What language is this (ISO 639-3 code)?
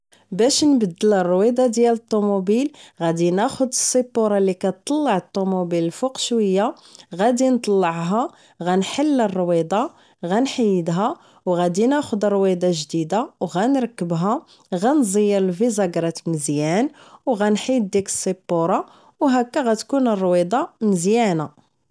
ary